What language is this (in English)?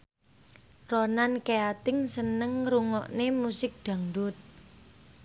Javanese